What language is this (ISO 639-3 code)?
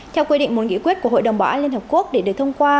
vie